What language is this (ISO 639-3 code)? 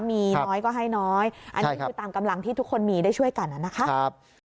tha